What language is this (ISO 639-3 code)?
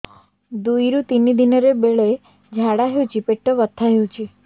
ori